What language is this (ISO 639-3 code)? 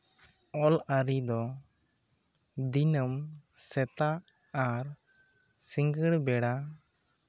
sat